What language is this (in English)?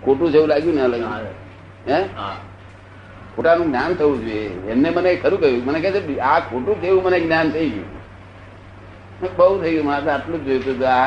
Gujarati